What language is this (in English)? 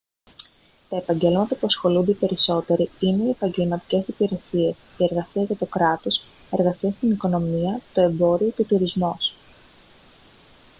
Greek